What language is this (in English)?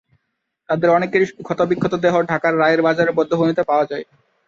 Bangla